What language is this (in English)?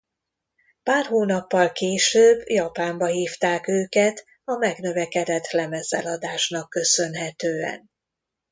Hungarian